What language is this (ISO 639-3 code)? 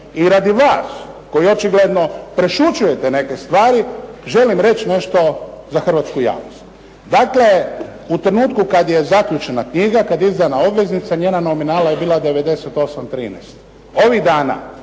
hrv